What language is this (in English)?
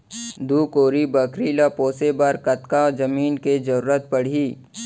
Chhattisgarhi